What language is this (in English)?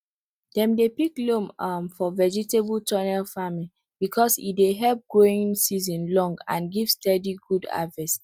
Nigerian Pidgin